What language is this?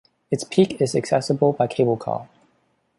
English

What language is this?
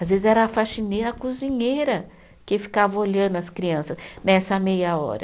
Portuguese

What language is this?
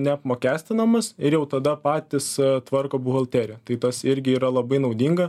Lithuanian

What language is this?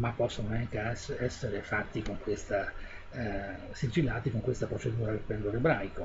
Italian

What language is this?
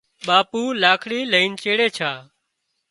Wadiyara Koli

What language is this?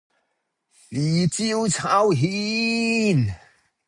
Cantonese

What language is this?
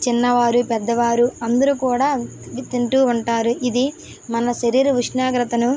Telugu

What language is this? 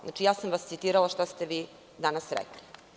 Serbian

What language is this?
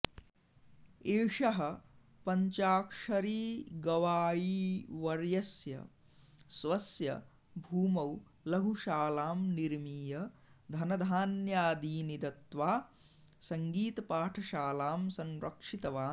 Sanskrit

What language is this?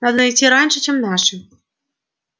Russian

